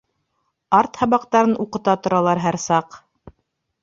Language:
Bashkir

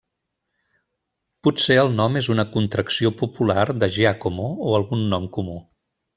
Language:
Catalan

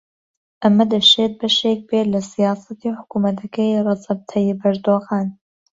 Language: Central Kurdish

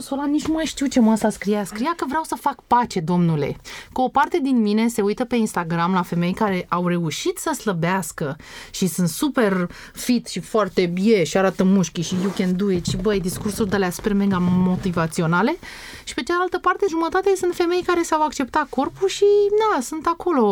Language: Romanian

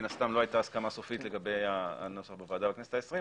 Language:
Hebrew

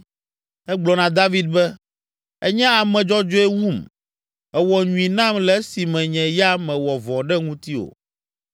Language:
Ewe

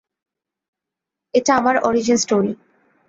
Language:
Bangla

